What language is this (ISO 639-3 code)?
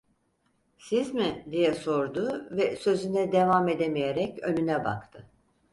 tur